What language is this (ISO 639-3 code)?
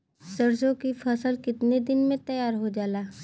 bho